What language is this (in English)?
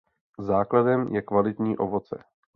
Czech